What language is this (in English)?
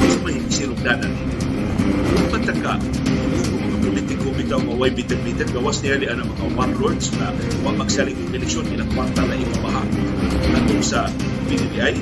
Filipino